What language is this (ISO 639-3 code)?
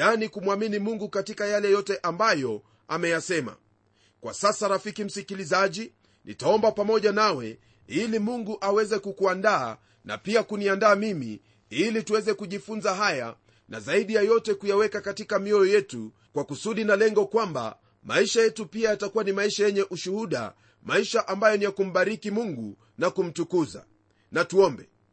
swa